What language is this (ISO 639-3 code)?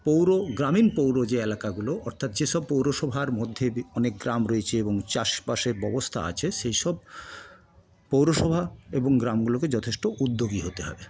ben